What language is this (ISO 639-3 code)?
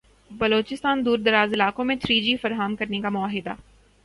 urd